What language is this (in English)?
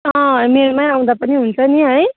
Nepali